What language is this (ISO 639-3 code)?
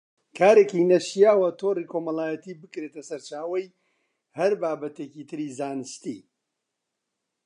ckb